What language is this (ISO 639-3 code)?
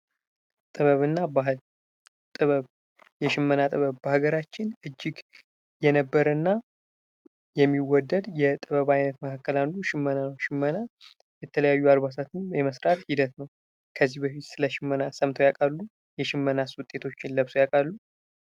amh